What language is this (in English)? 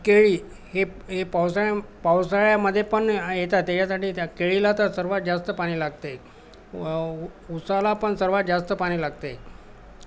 Marathi